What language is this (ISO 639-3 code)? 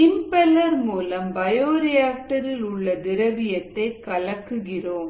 tam